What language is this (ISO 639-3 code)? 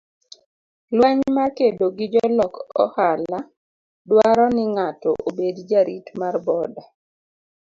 luo